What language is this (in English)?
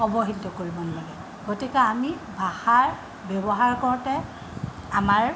Assamese